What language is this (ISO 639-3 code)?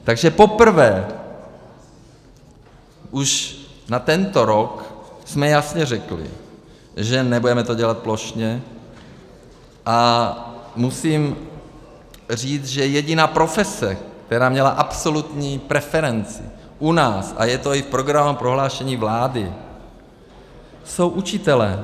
ces